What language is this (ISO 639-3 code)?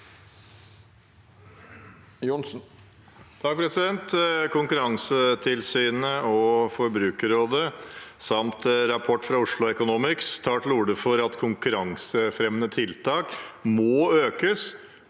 nor